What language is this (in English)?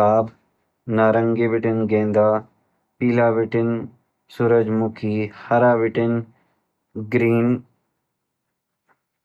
Garhwali